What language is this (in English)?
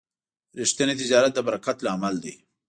Pashto